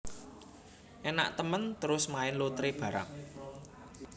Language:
Javanese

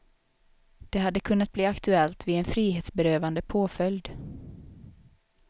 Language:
Swedish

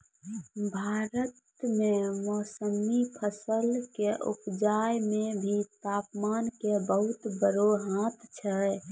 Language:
Maithili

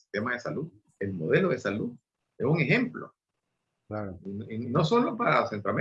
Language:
Spanish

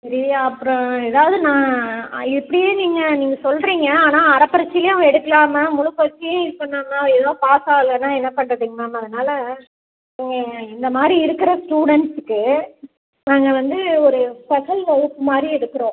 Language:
Tamil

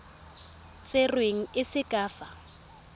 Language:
Tswana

